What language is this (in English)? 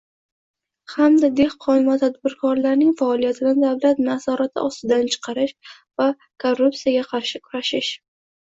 Uzbek